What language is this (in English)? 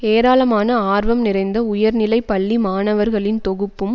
Tamil